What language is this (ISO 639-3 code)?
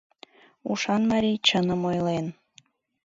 chm